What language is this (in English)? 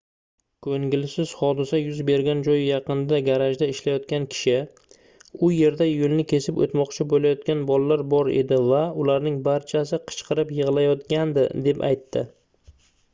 Uzbek